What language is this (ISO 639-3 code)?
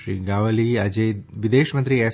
guj